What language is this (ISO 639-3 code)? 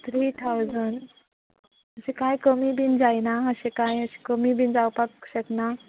kok